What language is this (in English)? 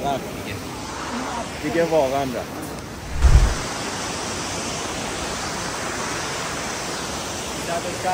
Persian